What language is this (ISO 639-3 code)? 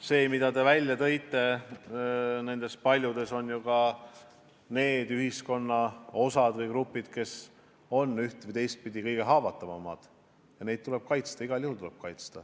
est